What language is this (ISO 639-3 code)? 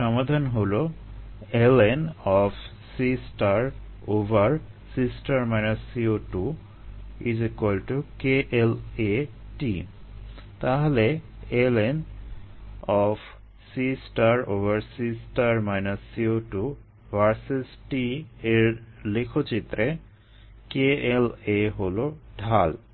ben